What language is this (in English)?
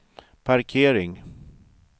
Swedish